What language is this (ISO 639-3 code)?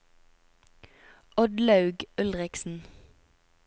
nor